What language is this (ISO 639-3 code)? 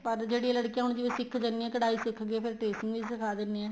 pan